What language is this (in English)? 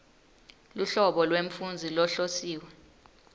Swati